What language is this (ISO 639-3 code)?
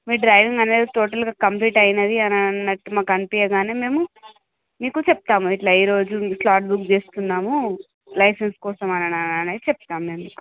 tel